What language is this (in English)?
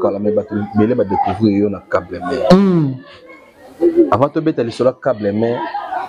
French